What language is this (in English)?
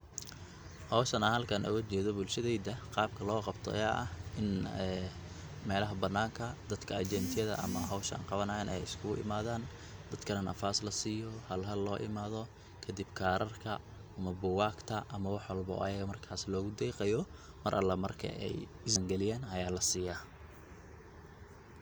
Somali